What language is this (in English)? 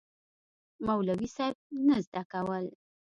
Pashto